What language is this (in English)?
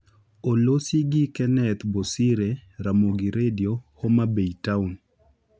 Luo (Kenya and Tanzania)